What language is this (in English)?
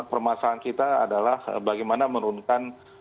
Indonesian